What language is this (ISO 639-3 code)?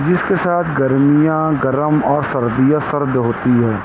urd